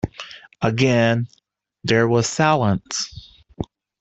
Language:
English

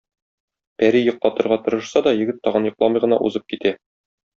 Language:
Tatar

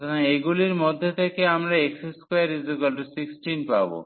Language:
Bangla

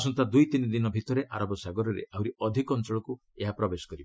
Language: Odia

